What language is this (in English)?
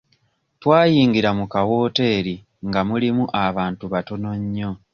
Ganda